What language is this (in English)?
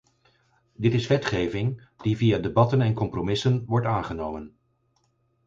Dutch